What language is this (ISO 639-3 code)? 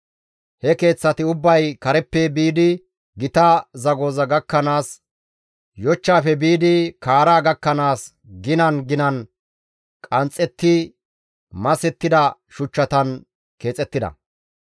gmv